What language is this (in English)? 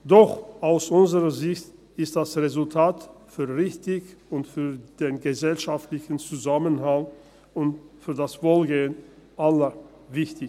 Swiss German